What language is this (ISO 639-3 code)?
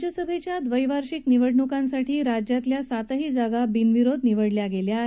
mar